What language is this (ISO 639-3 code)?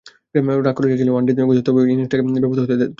ben